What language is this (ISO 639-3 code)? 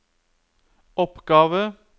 nor